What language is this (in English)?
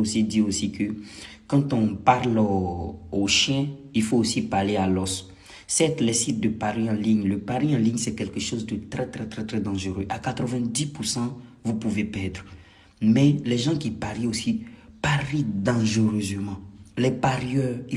French